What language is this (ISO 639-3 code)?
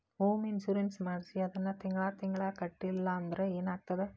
kan